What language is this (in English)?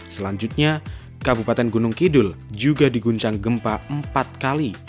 Indonesian